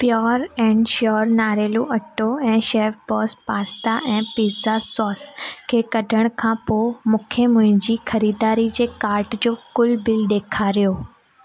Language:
Sindhi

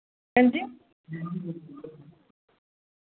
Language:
Dogri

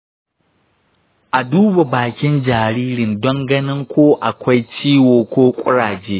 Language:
Hausa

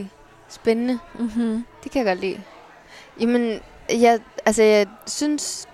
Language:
Danish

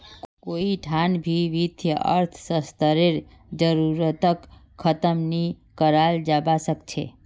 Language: Magahi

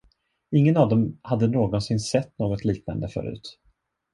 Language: Swedish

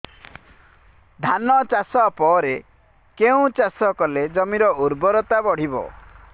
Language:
Odia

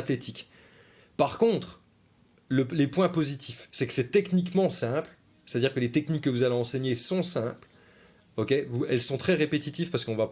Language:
French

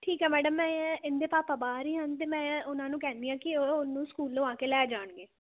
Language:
Punjabi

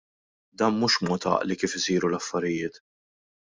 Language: Maltese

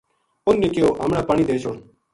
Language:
Gujari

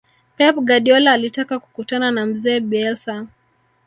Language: Swahili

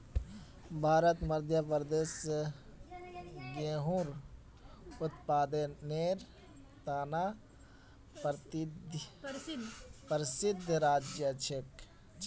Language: Magahi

